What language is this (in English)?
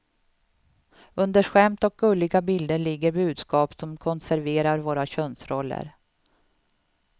Swedish